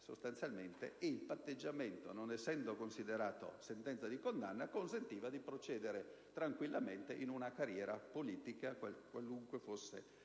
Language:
Italian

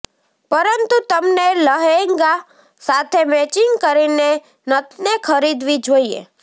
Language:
Gujarati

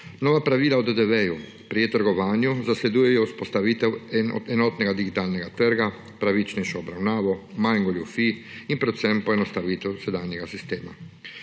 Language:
Slovenian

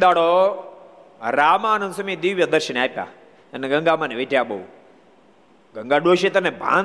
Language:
Gujarati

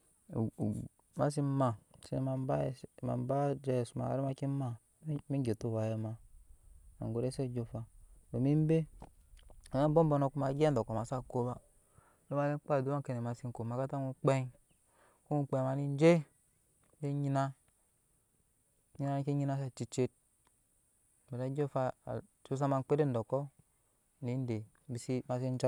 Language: Nyankpa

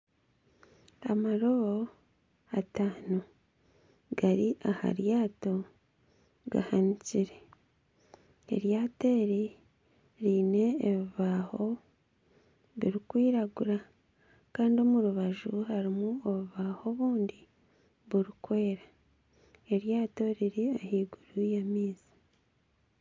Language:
Nyankole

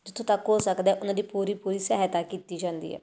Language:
Punjabi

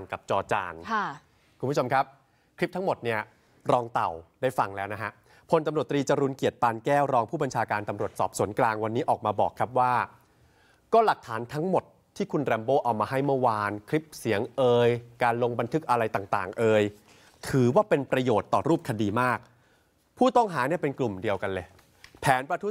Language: Thai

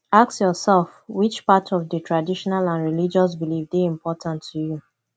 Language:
Nigerian Pidgin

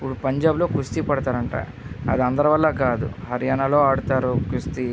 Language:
Telugu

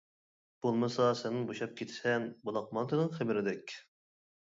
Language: Uyghur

